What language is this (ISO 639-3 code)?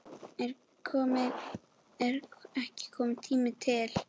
isl